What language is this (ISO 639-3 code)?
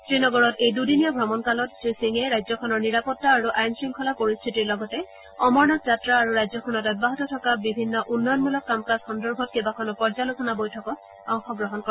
asm